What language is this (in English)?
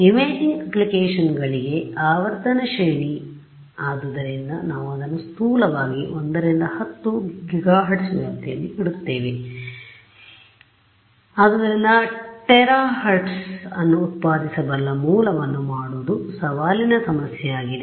Kannada